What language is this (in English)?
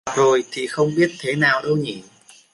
Vietnamese